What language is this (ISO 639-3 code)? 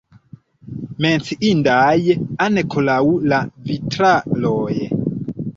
epo